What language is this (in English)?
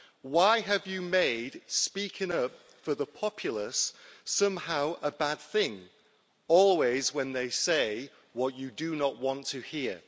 English